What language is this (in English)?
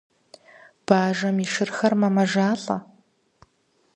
Kabardian